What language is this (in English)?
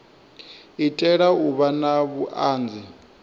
Venda